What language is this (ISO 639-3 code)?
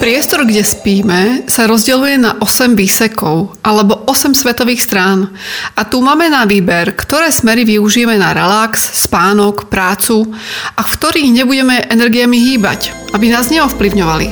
slk